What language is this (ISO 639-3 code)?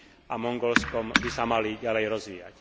slk